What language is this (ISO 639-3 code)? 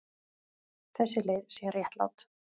isl